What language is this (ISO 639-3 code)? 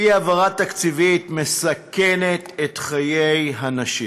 heb